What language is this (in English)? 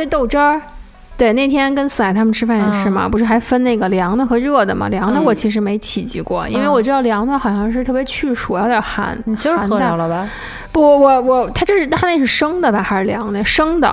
Chinese